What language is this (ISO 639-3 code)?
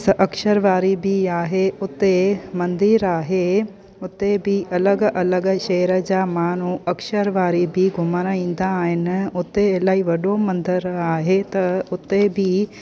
snd